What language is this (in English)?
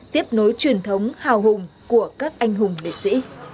Vietnamese